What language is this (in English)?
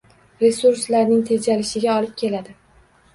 Uzbek